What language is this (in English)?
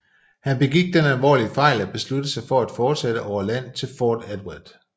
Danish